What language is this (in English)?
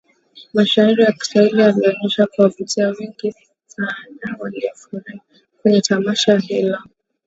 Swahili